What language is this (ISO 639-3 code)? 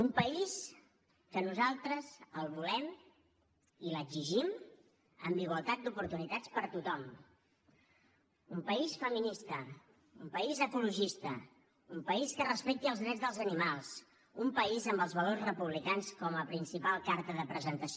cat